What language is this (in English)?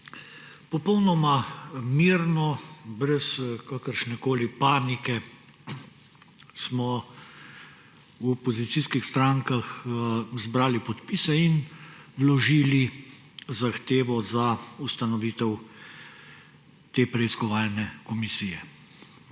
Slovenian